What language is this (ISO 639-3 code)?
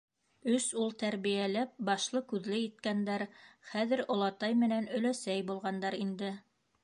bak